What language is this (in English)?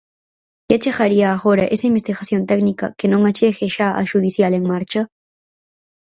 Galician